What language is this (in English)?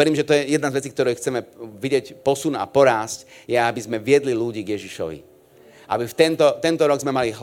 Slovak